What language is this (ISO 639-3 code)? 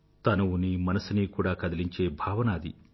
tel